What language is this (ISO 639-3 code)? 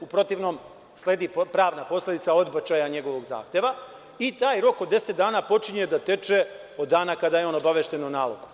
srp